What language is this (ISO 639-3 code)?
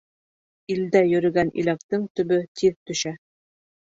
bak